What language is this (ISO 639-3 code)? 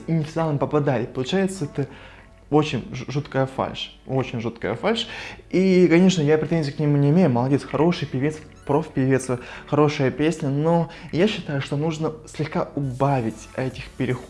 rus